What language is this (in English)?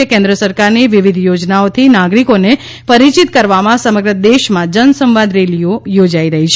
Gujarati